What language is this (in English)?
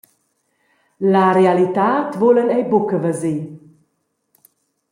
Romansh